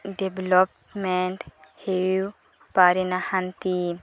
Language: Odia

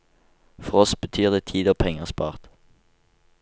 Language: Norwegian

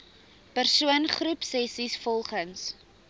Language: Afrikaans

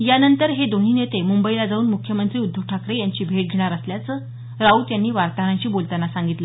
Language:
Marathi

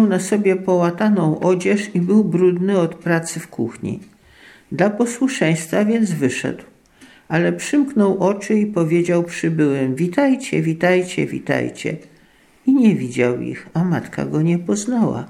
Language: Polish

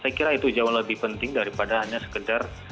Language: Indonesian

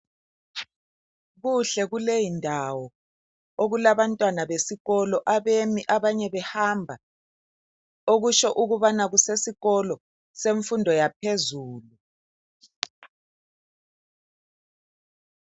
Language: North Ndebele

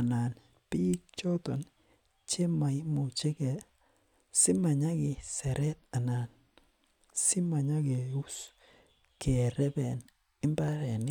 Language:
Kalenjin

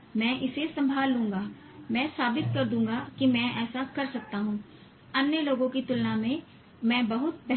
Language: Hindi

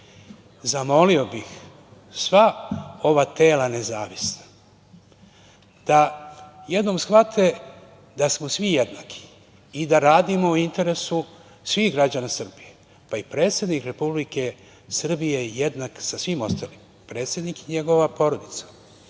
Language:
Serbian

